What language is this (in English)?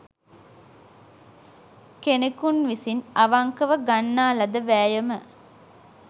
Sinhala